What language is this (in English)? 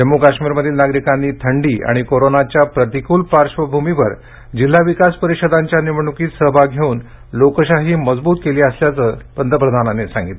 Marathi